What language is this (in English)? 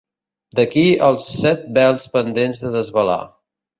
Catalan